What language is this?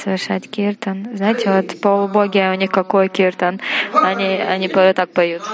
Russian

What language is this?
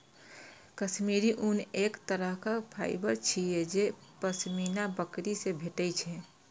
Maithili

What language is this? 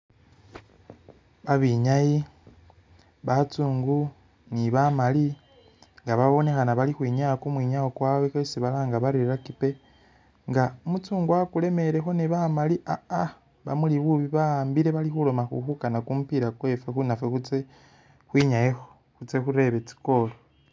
Masaaba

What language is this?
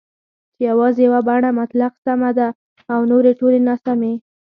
Pashto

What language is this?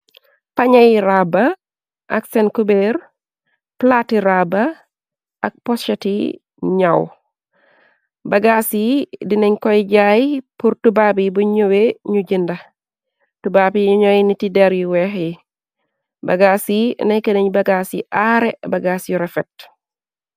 Wolof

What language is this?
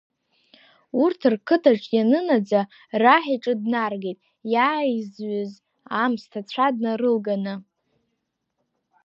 Abkhazian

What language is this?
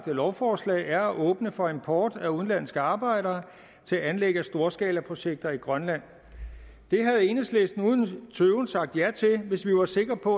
Danish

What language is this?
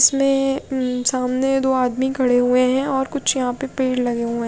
Hindi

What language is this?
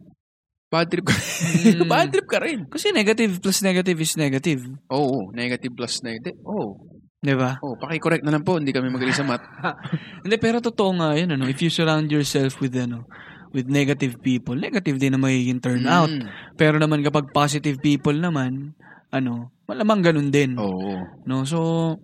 Filipino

